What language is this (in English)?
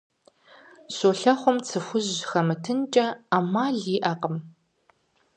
Kabardian